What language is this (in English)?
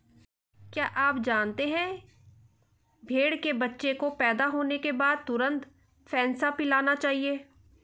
Hindi